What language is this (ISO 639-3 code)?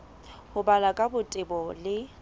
sot